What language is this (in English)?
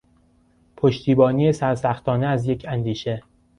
Persian